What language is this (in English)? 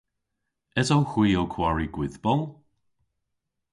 Cornish